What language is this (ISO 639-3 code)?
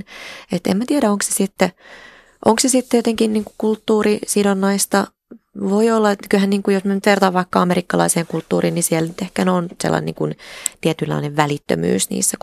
fin